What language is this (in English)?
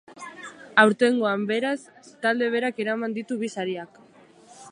Basque